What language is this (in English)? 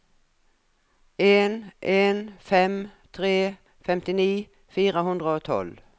Norwegian